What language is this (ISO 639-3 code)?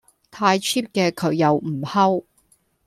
yue